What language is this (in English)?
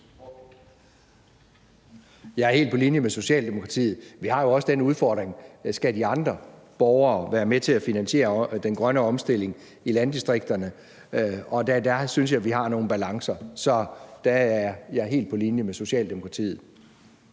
Danish